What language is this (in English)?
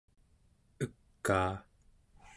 Central Yupik